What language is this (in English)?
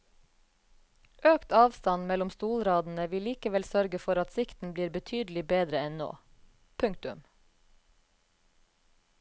Norwegian